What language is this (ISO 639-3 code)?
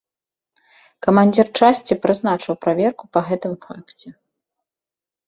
bel